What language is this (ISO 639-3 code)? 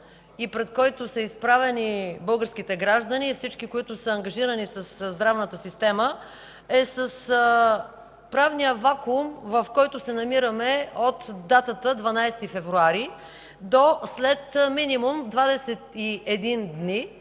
bul